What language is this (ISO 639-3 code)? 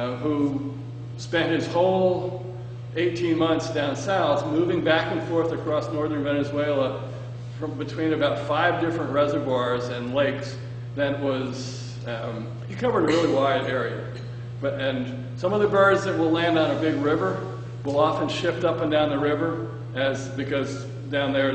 eng